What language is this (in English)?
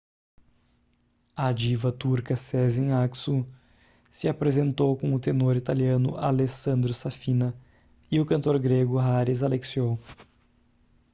Portuguese